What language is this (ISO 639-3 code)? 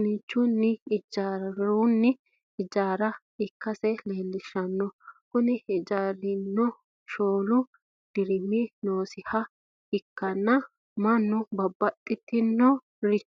sid